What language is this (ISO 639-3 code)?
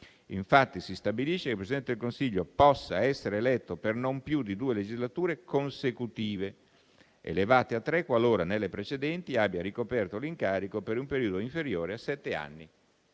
ita